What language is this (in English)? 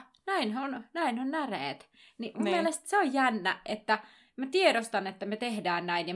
Finnish